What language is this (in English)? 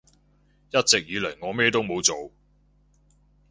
Cantonese